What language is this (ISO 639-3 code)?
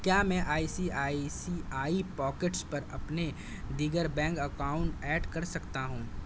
urd